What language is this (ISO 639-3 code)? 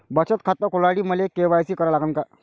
mar